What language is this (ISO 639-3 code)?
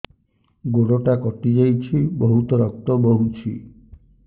ori